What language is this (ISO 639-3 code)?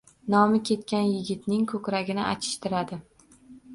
uzb